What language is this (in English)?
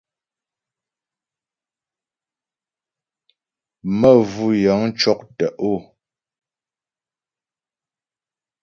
Ghomala